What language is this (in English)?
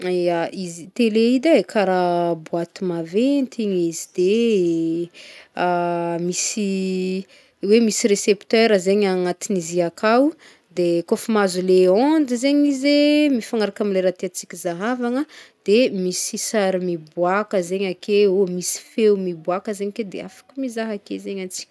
Northern Betsimisaraka Malagasy